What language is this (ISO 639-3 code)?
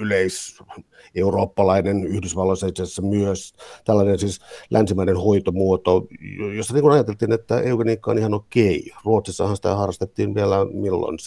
fin